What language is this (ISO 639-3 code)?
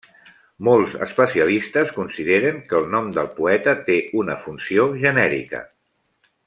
cat